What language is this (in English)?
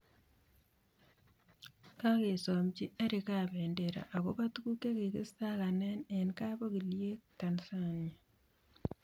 Kalenjin